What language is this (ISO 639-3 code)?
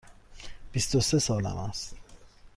fas